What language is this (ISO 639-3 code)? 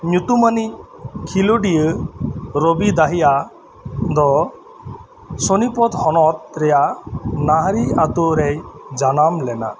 sat